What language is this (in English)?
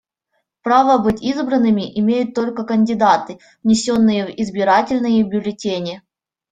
Russian